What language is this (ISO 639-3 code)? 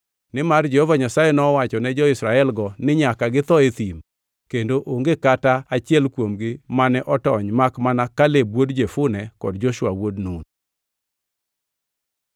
luo